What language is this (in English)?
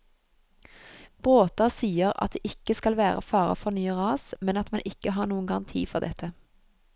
Norwegian